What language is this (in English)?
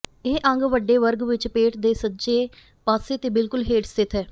Punjabi